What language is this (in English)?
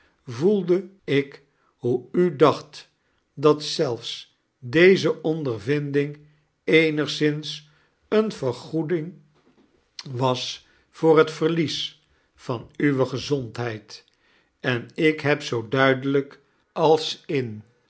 Dutch